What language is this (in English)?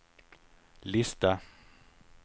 Swedish